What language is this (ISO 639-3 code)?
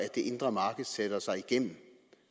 dan